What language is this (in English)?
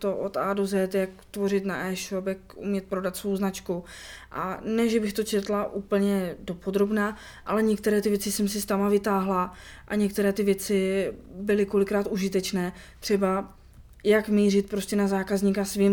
Czech